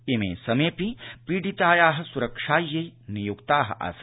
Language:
Sanskrit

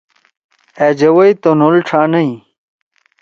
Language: Torwali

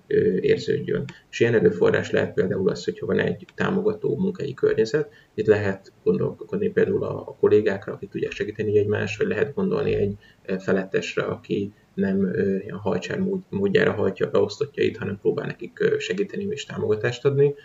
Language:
Hungarian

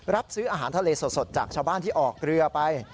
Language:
Thai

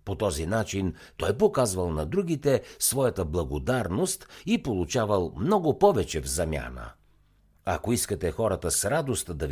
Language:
Bulgarian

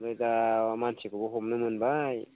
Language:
Bodo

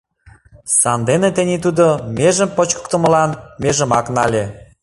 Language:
Mari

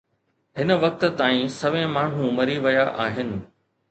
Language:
Sindhi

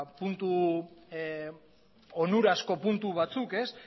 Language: Basque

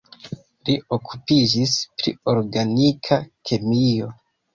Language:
Esperanto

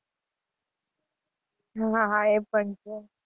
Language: Gujarati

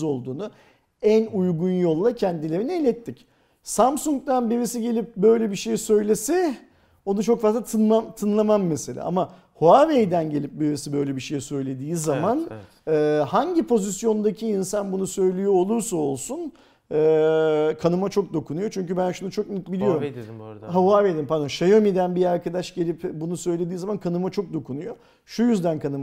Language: Turkish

